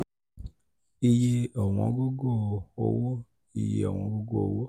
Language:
Yoruba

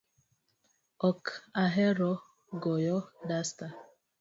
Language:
Luo (Kenya and Tanzania)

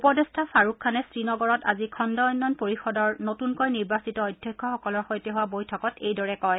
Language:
Assamese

